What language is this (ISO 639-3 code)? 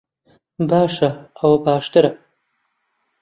ckb